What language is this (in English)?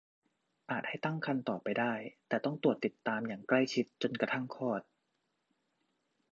Thai